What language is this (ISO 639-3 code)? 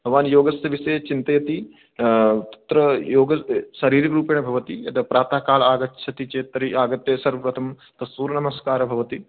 san